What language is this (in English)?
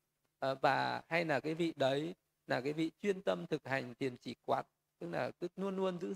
Vietnamese